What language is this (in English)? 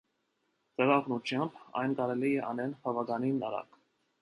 Armenian